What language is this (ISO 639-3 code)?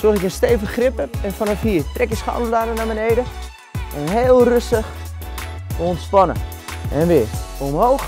nld